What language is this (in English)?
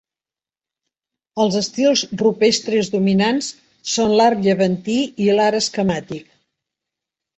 Catalan